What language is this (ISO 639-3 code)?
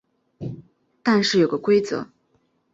zho